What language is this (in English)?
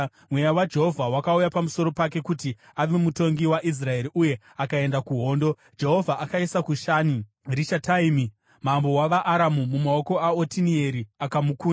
Shona